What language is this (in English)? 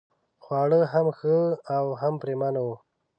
Pashto